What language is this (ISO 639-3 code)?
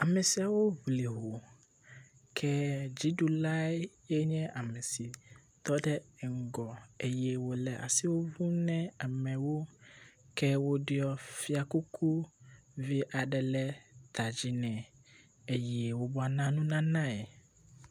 ewe